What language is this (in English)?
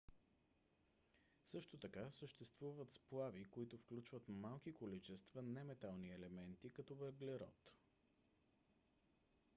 Bulgarian